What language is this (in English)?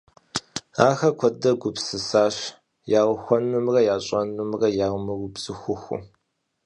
Kabardian